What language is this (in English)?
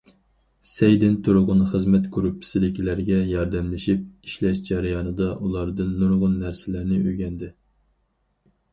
Uyghur